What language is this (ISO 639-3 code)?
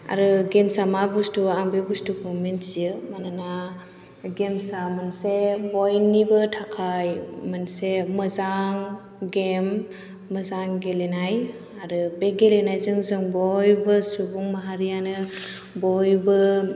brx